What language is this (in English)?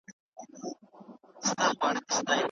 Pashto